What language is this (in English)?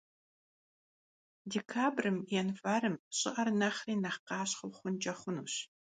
Kabardian